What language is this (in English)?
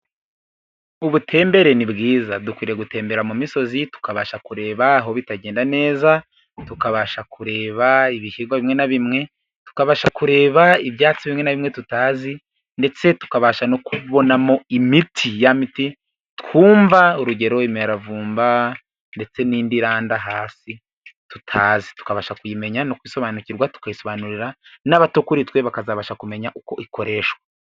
Kinyarwanda